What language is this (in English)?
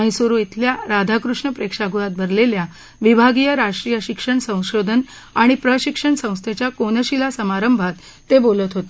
Marathi